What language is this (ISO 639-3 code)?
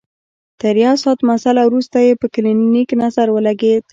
pus